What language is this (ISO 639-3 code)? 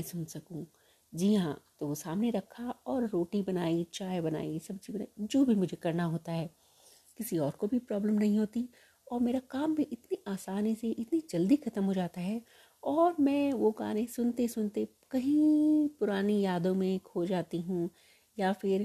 hin